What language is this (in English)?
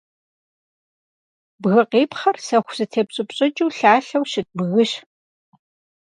Kabardian